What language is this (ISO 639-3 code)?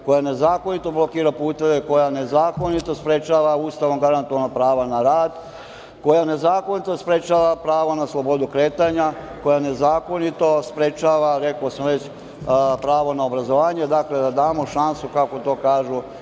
srp